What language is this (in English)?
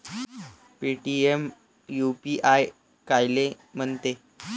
Marathi